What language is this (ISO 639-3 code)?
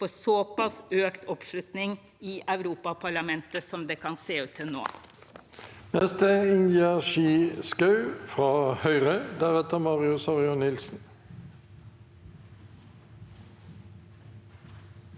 nor